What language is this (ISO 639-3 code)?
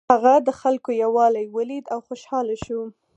pus